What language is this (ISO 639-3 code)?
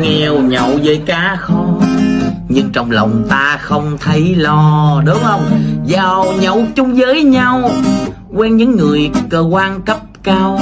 vie